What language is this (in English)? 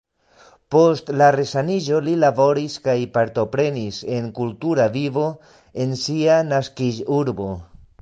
Esperanto